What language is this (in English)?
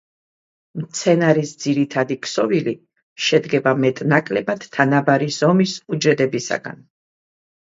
Georgian